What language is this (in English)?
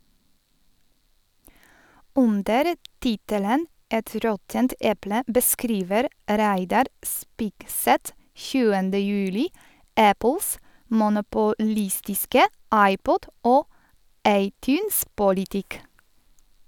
Norwegian